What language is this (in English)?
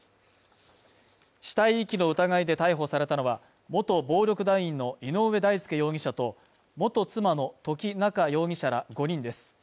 Japanese